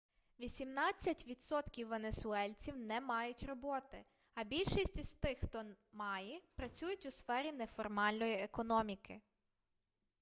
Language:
Ukrainian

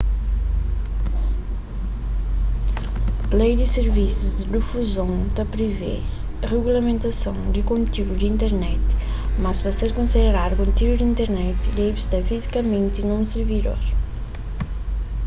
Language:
Kabuverdianu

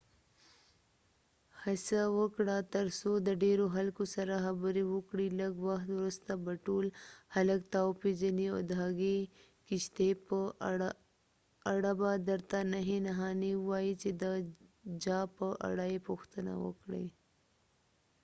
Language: Pashto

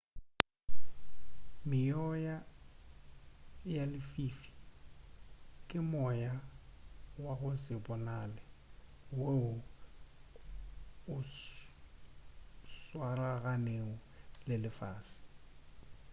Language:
Northern Sotho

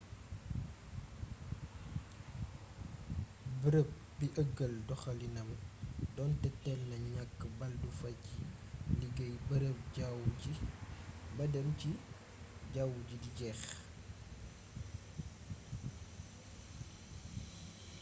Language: Wolof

